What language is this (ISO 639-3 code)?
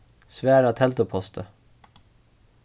fao